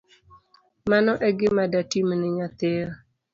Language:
Luo (Kenya and Tanzania)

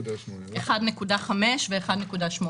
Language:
Hebrew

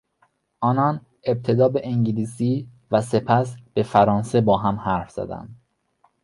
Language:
Persian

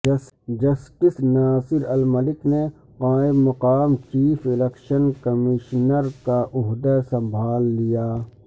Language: Urdu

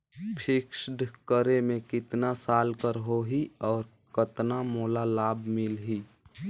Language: Chhattisgarhi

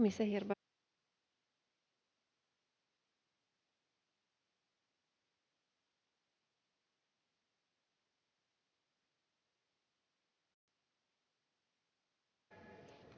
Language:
Finnish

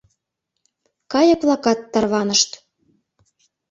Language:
Mari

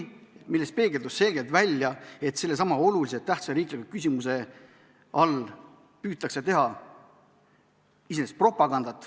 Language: Estonian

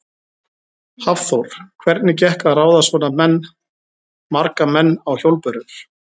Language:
Icelandic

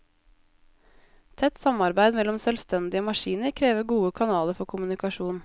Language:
Norwegian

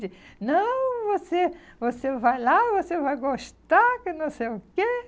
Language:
Portuguese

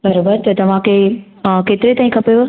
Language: Sindhi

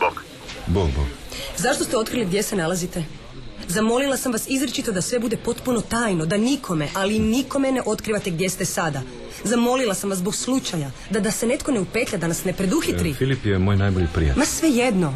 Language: Croatian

